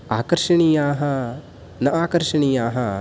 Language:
Sanskrit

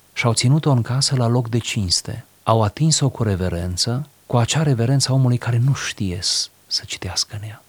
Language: Romanian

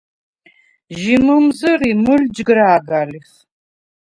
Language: Svan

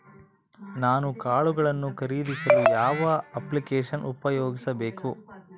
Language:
Kannada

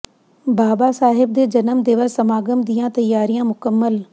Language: Punjabi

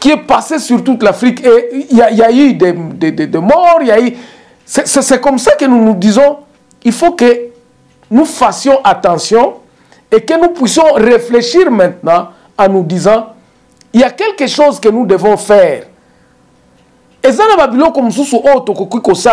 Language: French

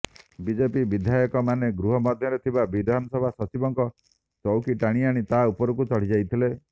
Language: Odia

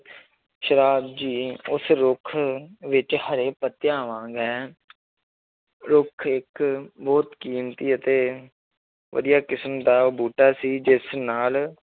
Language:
Punjabi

